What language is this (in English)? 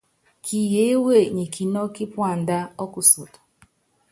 Yangben